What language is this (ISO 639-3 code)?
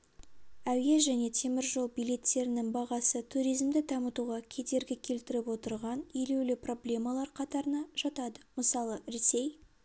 kaz